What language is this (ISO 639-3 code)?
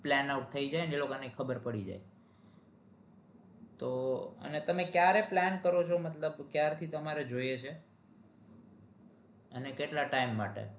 guj